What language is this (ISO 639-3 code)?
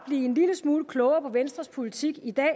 dan